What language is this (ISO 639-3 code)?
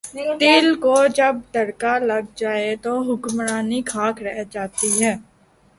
urd